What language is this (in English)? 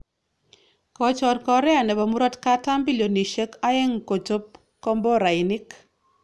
Kalenjin